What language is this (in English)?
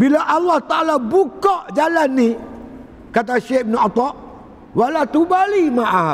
Malay